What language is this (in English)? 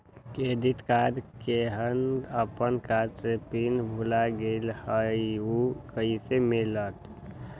Magahi